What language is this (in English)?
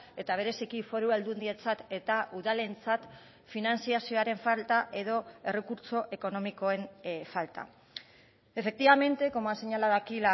Basque